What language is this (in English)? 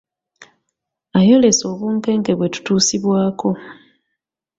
Ganda